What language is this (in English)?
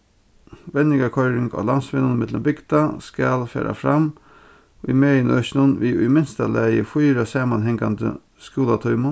Faroese